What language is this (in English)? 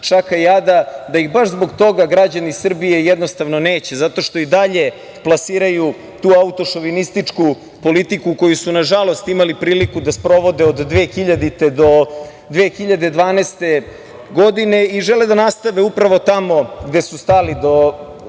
Serbian